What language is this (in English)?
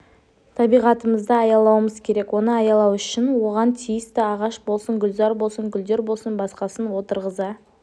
Kazakh